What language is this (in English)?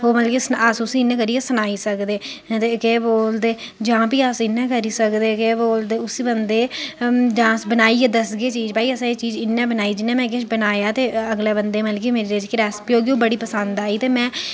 Dogri